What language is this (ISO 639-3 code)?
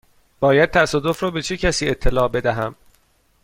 fas